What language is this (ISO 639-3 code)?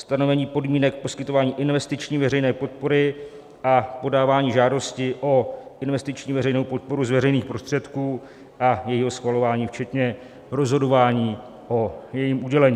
ces